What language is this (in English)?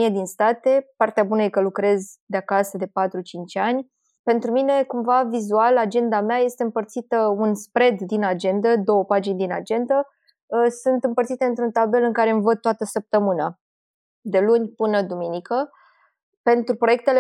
Romanian